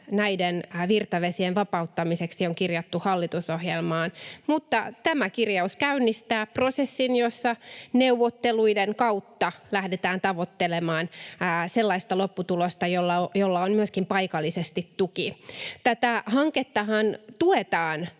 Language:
Finnish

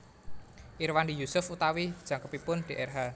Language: Javanese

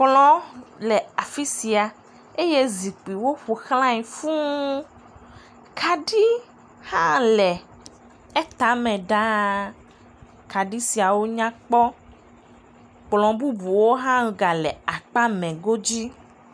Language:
Ewe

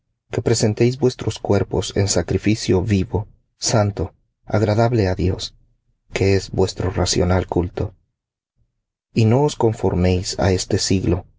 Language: Spanish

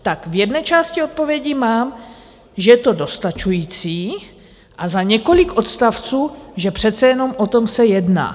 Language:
Czech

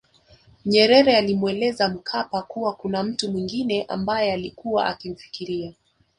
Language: Swahili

